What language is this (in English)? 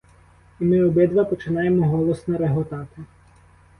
Ukrainian